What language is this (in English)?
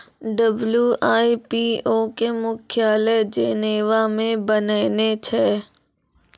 Maithili